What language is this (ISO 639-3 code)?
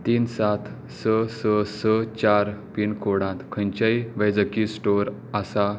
kok